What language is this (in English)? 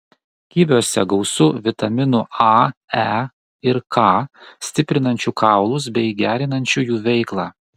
Lithuanian